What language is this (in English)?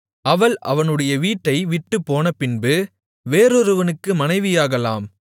Tamil